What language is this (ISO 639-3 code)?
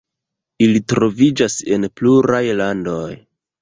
epo